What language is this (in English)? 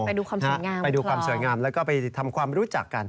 Thai